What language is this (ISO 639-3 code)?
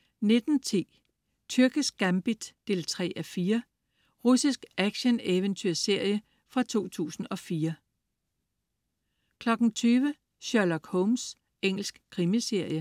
dan